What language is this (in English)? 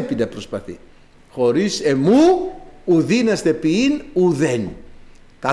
Greek